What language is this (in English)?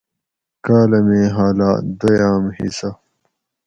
Gawri